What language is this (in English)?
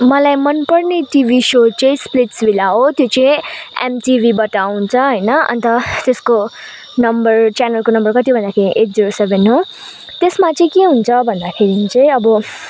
Nepali